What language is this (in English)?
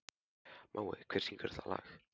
Icelandic